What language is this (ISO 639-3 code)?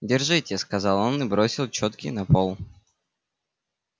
rus